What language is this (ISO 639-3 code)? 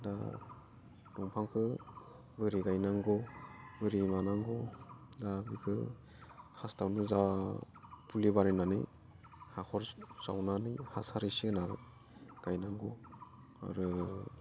brx